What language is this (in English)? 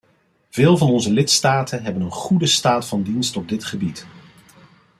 Dutch